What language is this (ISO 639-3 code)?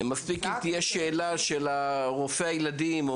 heb